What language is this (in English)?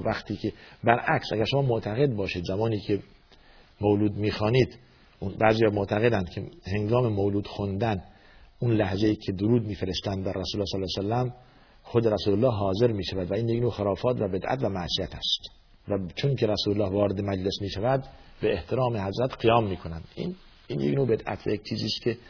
Persian